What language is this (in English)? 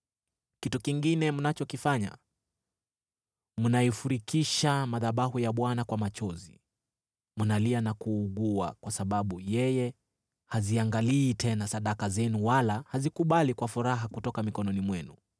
Swahili